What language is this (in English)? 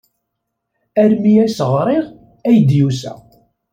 Kabyle